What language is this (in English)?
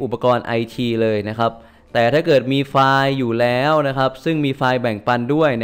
Thai